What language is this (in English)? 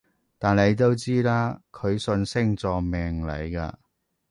Cantonese